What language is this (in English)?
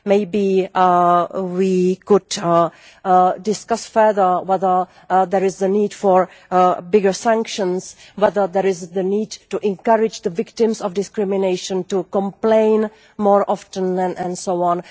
English